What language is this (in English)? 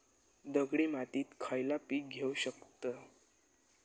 Marathi